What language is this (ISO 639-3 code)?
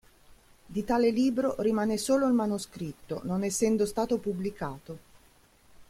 ita